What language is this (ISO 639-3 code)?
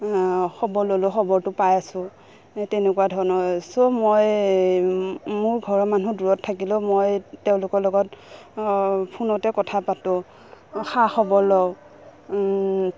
asm